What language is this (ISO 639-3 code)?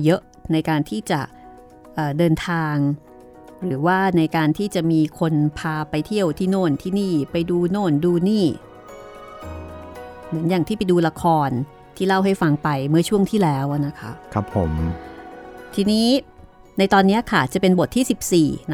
tha